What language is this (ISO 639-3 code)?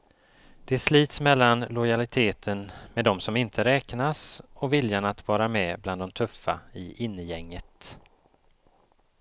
swe